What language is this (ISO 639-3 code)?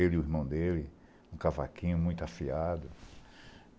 por